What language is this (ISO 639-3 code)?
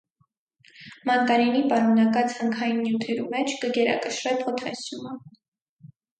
hye